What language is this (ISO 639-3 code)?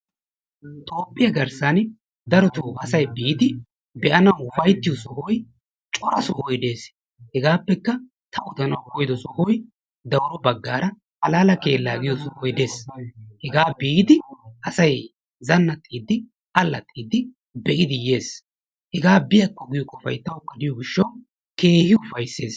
wal